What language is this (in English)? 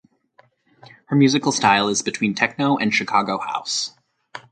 English